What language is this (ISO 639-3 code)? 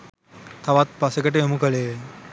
sin